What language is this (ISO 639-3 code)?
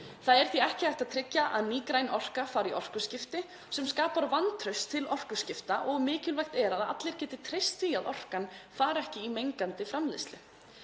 isl